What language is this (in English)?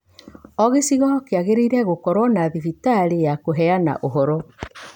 Kikuyu